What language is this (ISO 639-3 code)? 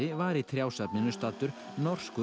isl